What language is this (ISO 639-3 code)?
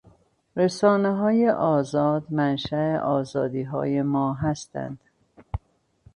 fas